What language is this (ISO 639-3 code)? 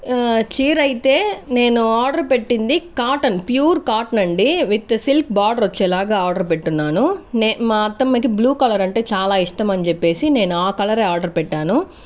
tel